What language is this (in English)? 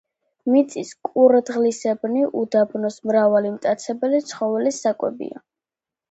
Georgian